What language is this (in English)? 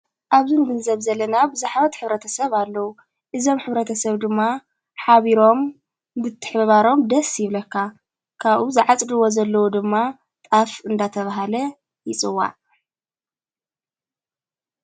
Tigrinya